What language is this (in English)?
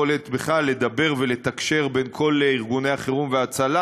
Hebrew